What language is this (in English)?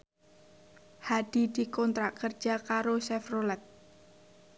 Javanese